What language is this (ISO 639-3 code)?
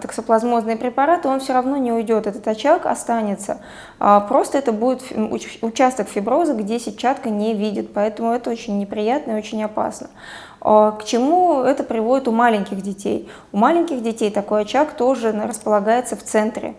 rus